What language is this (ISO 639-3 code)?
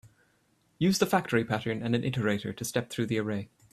eng